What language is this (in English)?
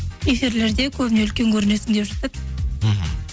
Kazakh